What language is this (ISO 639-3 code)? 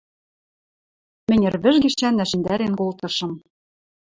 mrj